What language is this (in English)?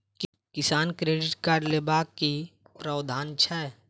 Maithili